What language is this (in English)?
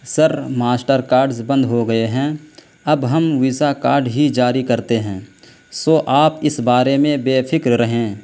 Urdu